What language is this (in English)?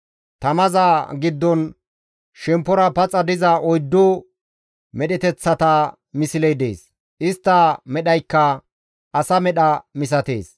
Gamo